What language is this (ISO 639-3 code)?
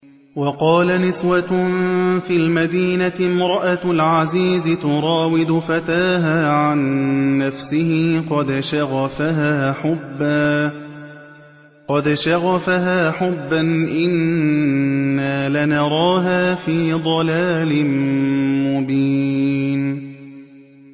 ara